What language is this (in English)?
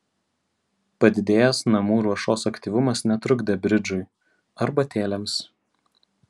Lithuanian